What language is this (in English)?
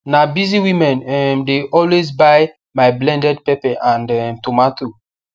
Nigerian Pidgin